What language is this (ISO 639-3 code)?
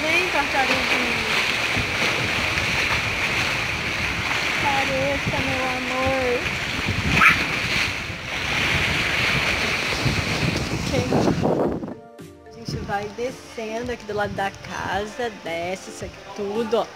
por